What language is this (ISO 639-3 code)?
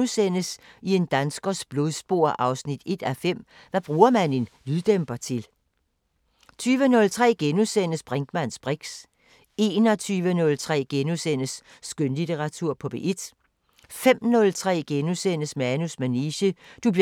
dan